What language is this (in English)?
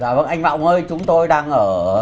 Vietnamese